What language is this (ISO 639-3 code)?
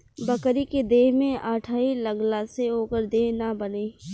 bho